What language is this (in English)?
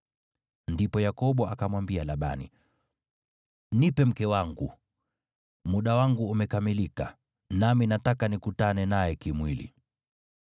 Swahili